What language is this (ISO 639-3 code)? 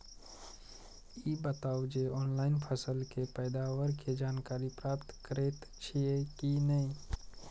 mai